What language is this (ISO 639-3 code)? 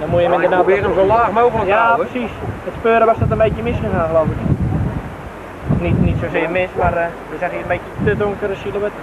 nld